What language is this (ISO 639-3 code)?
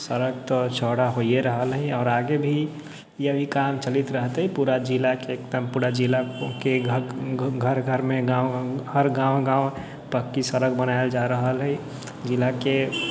mai